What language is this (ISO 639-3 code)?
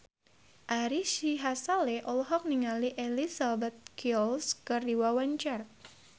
sun